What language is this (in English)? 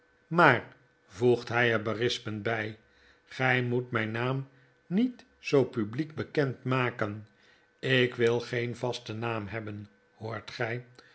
Dutch